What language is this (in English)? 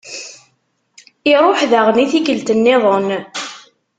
Kabyle